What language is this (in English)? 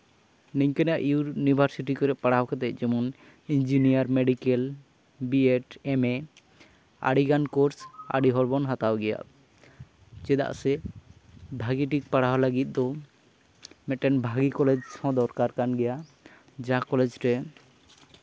Santali